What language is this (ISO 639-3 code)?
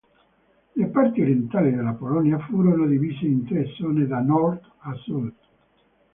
ita